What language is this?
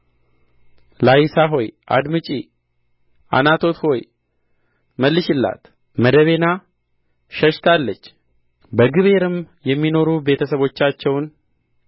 Amharic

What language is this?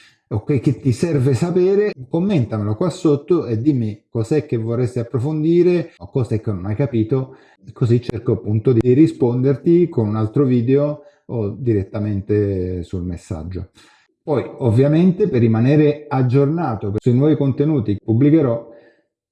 Italian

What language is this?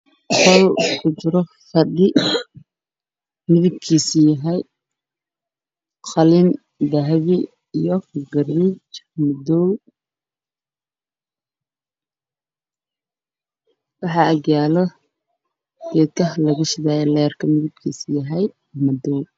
Somali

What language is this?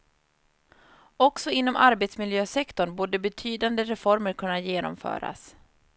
Swedish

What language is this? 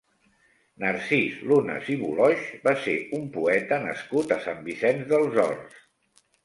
Catalan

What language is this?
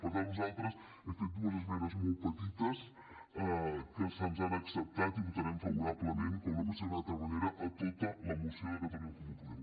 Catalan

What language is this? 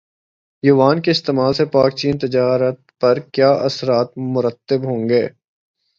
Urdu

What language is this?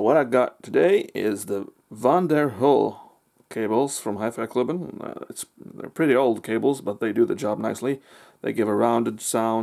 English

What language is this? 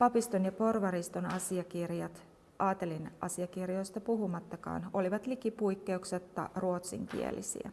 Finnish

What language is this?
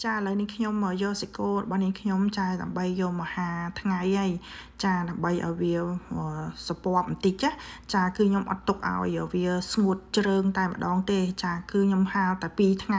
Vietnamese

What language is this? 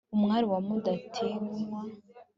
Kinyarwanda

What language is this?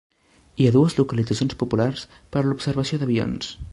Catalan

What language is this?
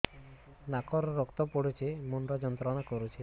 Odia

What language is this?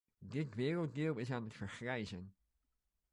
Dutch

